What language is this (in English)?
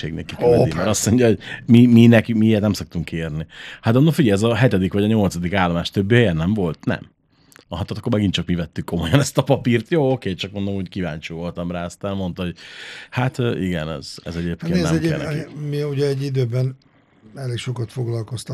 Hungarian